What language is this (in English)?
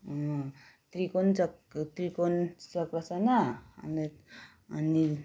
Nepali